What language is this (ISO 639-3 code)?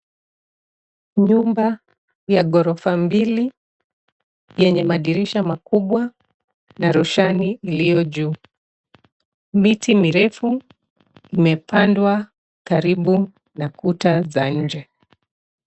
swa